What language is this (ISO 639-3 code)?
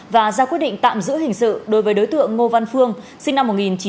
vie